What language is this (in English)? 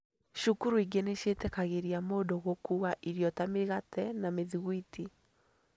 Kikuyu